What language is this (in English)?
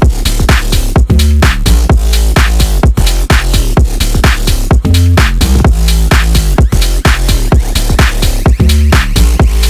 English